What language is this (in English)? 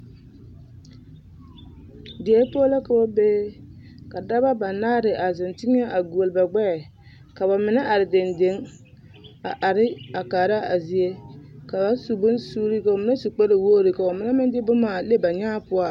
Southern Dagaare